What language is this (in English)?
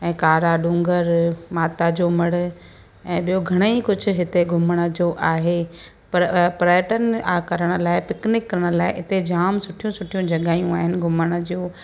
Sindhi